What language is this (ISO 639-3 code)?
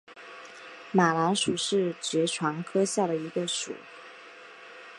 zho